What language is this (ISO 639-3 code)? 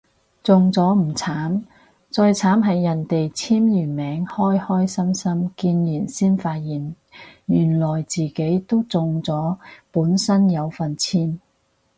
yue